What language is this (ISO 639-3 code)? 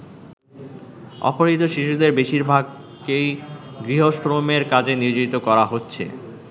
ben